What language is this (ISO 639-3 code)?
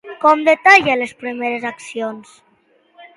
cat